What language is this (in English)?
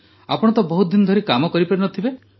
Odia